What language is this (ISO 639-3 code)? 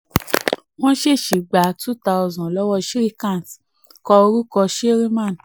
yor